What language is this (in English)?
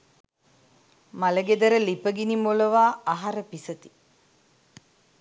Sinhala